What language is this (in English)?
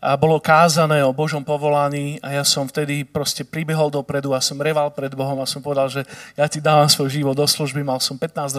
Slovak